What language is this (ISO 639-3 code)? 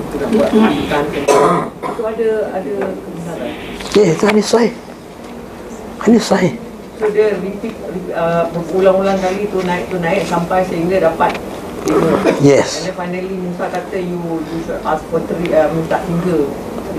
msa